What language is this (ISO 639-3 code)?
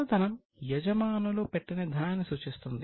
tel